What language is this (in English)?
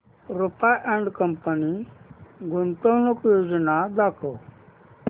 Marathi